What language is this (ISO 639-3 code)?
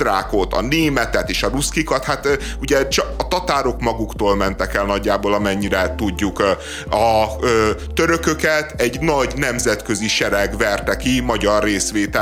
hun